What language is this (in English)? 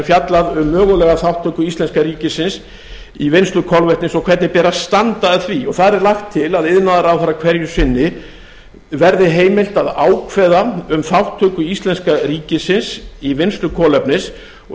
Icelandic